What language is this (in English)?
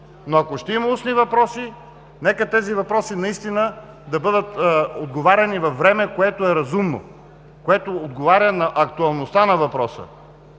Bulgarian